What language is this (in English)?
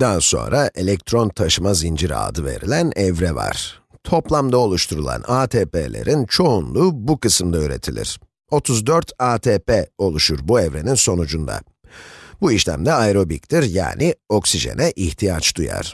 Turkish